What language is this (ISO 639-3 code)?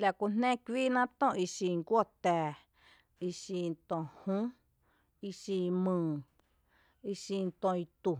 cte